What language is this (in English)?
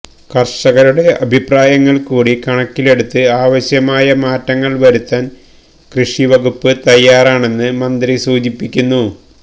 Malayalam